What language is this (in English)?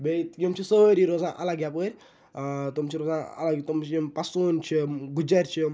Kashmiri